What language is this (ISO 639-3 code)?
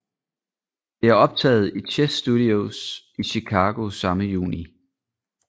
dan